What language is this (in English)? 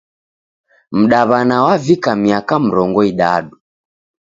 Taita